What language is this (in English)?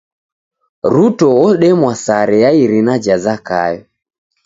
Taita